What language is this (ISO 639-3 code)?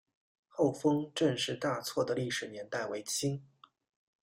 zho